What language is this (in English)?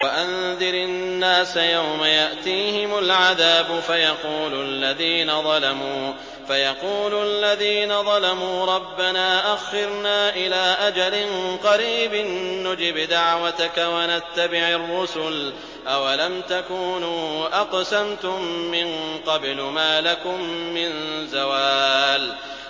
Arabic